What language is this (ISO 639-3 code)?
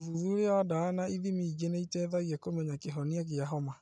kik